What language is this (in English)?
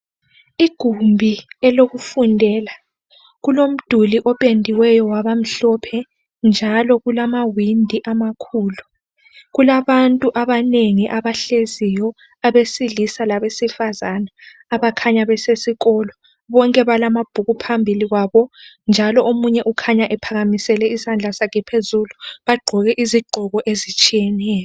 North Ndebele